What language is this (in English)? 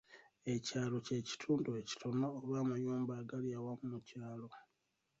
Ganda